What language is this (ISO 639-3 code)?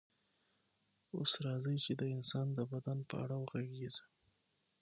pus